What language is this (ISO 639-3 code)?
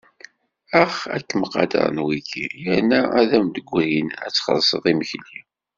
kab